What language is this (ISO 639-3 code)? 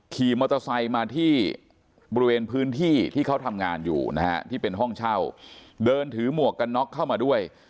tha